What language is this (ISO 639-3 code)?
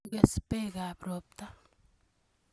kln